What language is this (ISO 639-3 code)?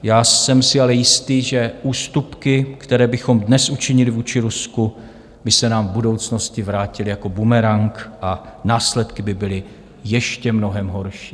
ces